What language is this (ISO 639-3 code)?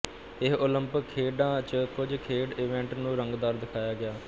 pan